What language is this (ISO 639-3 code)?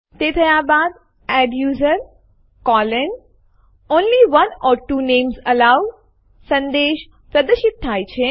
guj